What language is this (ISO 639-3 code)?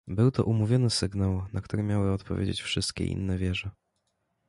pol